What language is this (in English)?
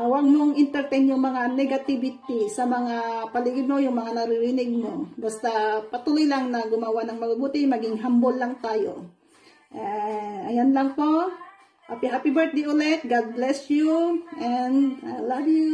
Filipino